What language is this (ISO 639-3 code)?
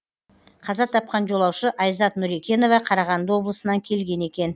kaz